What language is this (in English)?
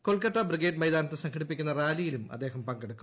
Malayalam